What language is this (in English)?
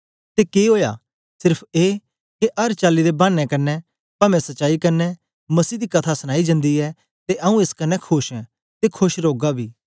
Dogri